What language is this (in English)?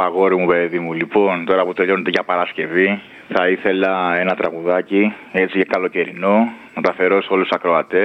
Greek